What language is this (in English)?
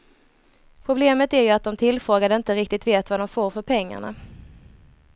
Swedish